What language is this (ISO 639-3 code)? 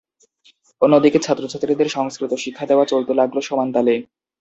ben